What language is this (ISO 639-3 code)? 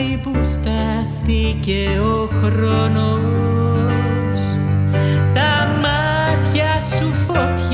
ell